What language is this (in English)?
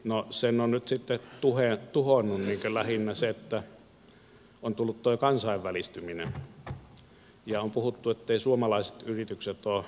Finnish